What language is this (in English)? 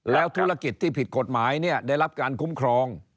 Thai